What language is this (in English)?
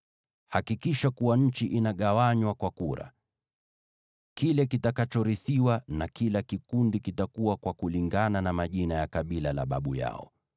Swahili